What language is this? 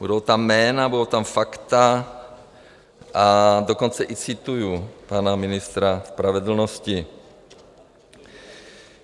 Czech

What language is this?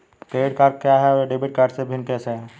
Hindi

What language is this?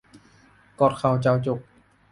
Thai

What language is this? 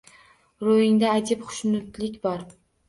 Uzbek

